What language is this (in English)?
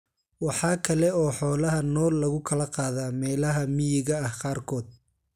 Somali